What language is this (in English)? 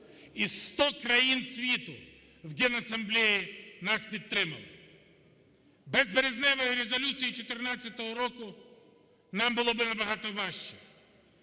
Ukrainian